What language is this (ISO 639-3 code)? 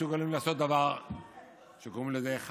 heb